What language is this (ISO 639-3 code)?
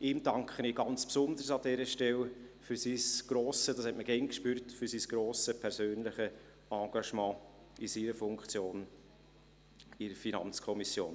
gsw